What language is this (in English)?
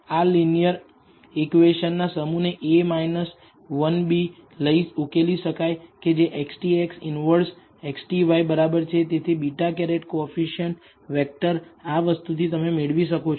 Gujarati